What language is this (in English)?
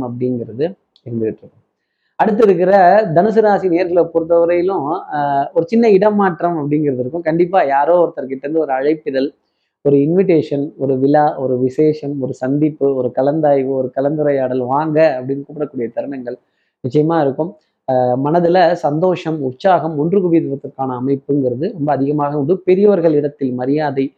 Tamil